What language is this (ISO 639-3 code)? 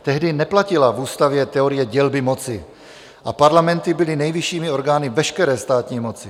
ces